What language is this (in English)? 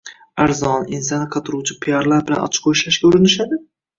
Uzbek